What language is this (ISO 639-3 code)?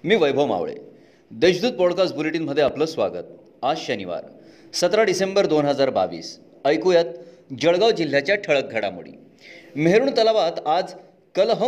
mar